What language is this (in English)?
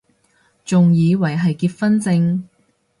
Cantonese